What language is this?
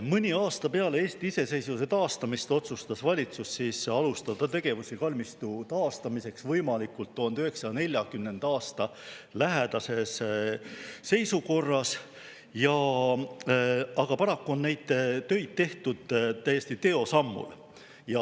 Estonian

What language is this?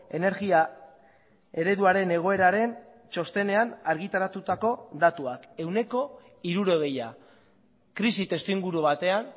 Basque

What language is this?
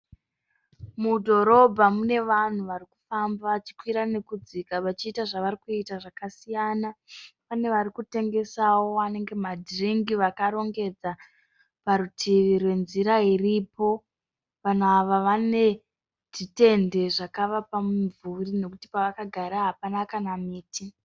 Shona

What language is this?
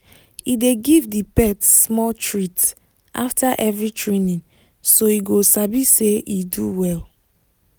Nigerian Pidgin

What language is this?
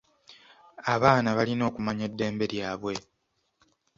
Ganda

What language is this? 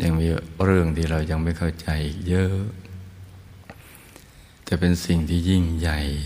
Thai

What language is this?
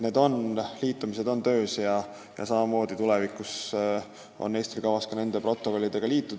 Estonian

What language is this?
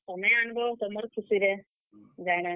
Odia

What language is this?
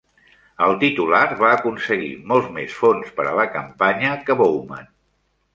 Catalan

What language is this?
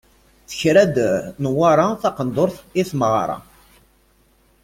Kabyle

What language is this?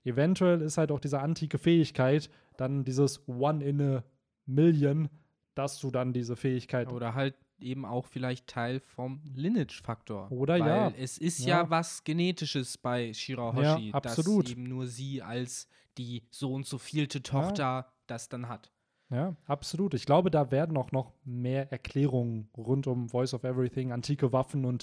German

